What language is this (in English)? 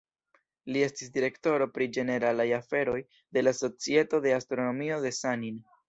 Esperanto